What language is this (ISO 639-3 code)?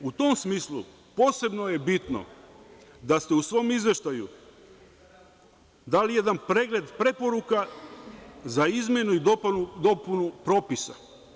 srp